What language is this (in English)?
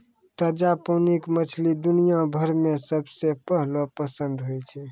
Maithili